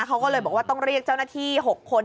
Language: Thai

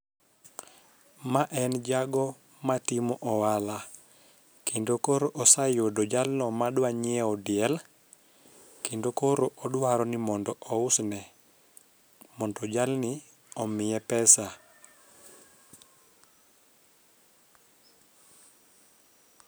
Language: Luo (Kenya and Tanzania)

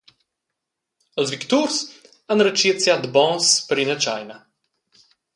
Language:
Romansh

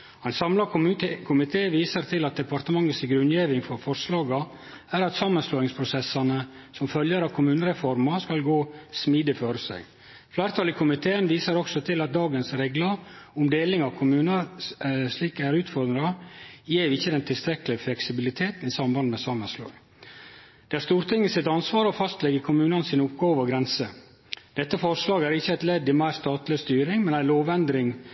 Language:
Norwegian Nynorsk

